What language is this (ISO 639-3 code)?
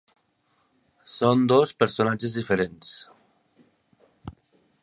cat